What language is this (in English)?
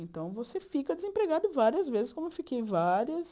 Portuguese